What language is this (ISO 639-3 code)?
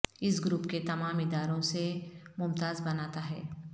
urd